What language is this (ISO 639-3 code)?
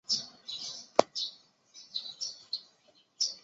zho